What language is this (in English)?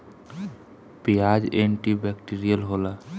Bhojpuri